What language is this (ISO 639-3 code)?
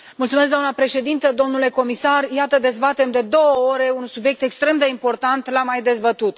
ron